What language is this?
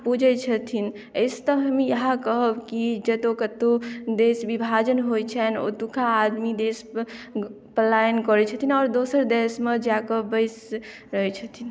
Maithili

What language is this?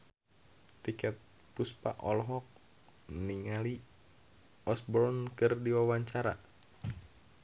Sundanese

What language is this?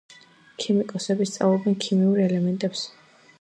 Georgian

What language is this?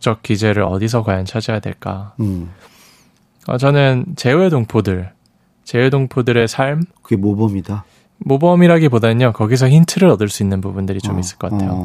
Korean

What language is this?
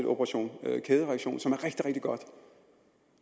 Danish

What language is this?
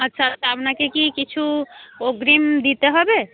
Bangla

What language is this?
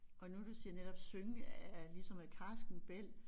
Danish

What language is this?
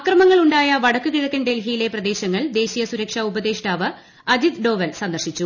Malayalam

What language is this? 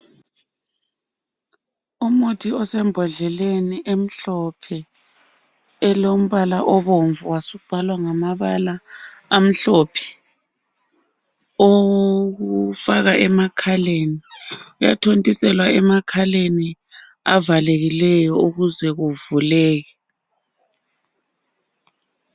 North Ndebele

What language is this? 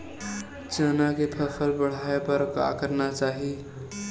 Chhattisgarhi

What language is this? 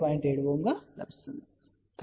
Telugu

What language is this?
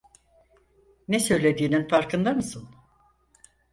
Turkish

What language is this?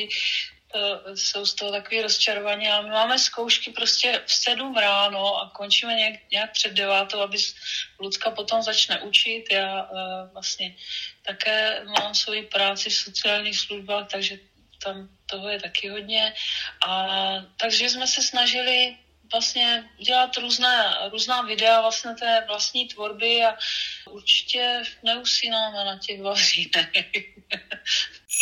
Czech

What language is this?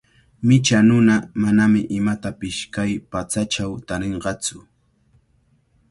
Cajatambo North Lima Quechua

